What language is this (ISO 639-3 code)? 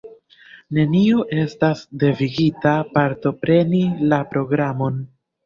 epo